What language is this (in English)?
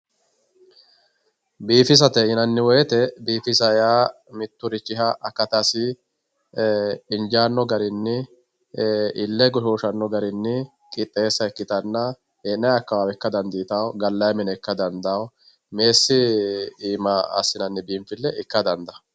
Sidamo